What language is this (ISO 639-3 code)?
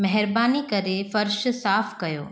snd